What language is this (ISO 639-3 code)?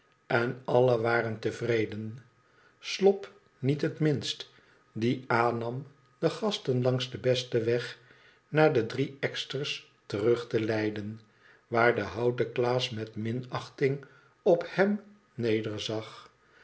nld